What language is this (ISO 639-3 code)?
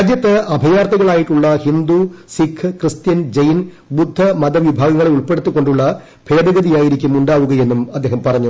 mal